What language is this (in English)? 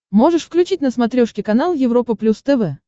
Russian